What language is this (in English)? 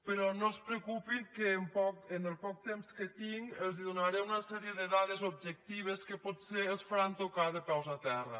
Catalan